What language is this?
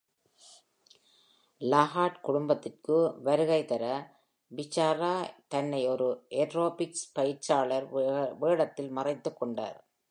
Tamil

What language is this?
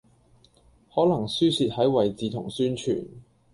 Cantonese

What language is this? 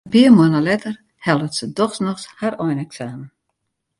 Western Frisian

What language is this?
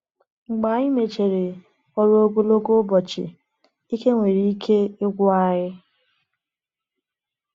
Igbo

